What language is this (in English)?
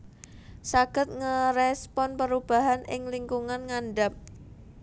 Javanese